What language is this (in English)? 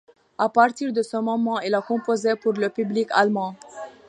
French